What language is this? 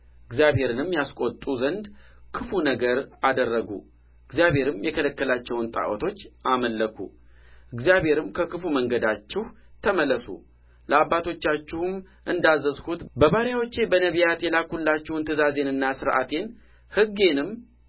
Amharic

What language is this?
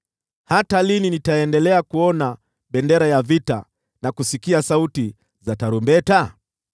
Swahili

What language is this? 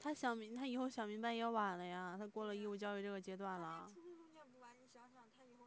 Chinese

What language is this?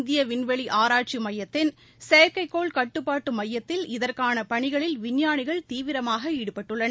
Tamil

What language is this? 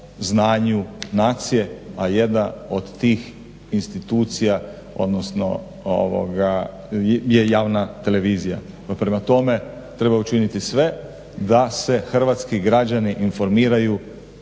Croatian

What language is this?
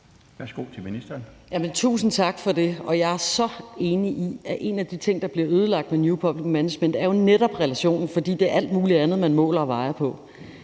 Danish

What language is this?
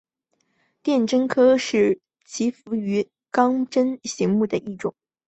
Chinese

